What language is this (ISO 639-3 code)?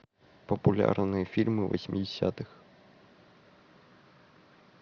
rus